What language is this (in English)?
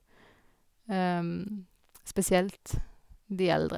Norwegian